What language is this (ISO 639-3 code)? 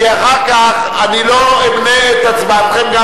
heb